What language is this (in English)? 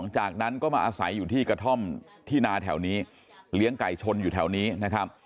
Thai